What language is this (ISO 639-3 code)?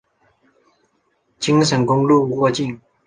zho